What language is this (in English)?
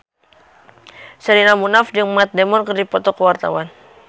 Sundanese